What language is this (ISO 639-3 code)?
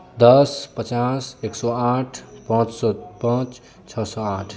mai